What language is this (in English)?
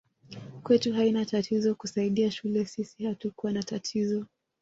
Swahili